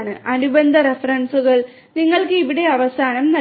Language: Malayalam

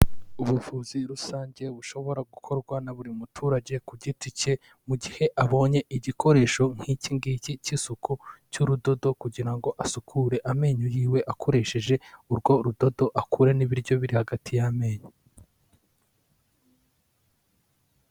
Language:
Kinyarwanda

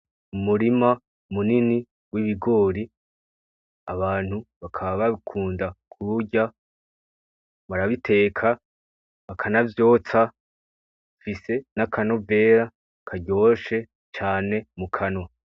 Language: Rundi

